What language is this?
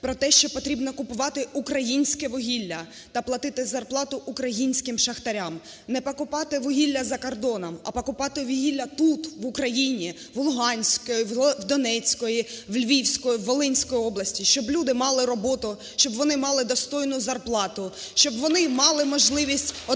Ukrainian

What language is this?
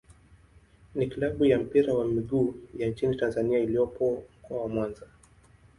Swahili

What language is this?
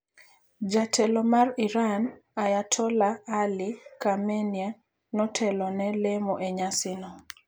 Luo (Kenya and Tanzania)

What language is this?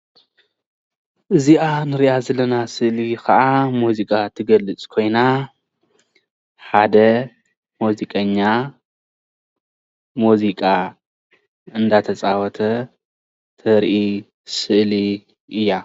Tigrinya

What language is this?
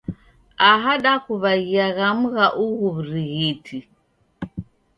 Taita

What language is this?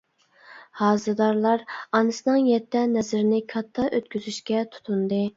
Uyghur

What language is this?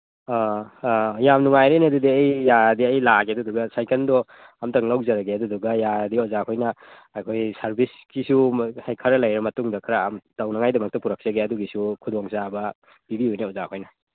Manipuri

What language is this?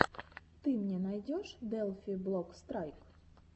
Russian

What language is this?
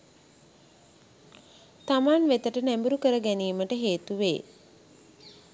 Sinhala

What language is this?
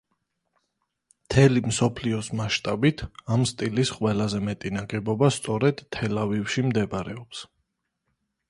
Georgian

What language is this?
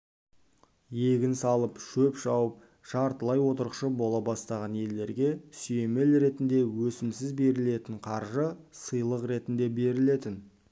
Kazakh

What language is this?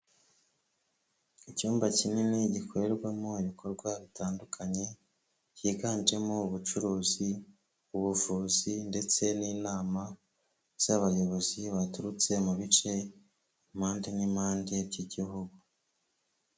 Kinyarwanda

